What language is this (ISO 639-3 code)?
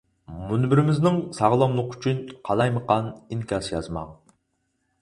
uig